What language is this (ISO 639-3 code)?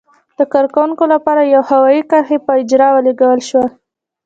pus